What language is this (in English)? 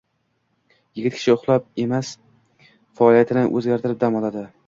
Uzbek